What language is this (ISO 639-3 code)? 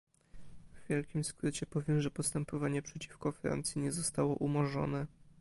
pol